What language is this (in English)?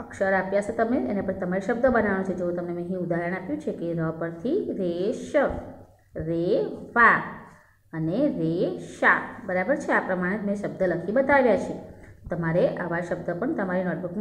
Indonesian